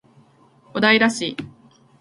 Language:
Japanese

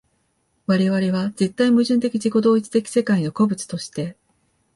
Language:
Japanese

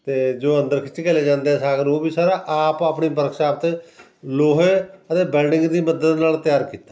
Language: Punjabi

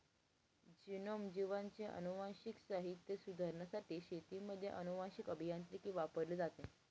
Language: Marathi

